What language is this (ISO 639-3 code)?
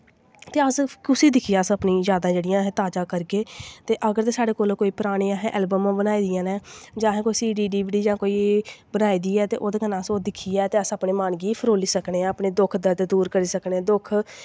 doi